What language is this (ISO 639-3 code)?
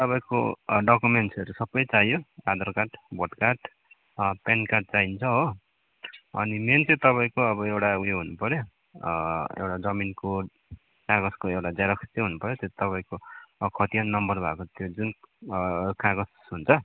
nep